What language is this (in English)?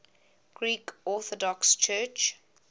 English